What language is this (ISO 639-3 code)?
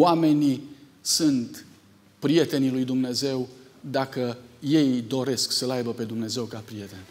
ron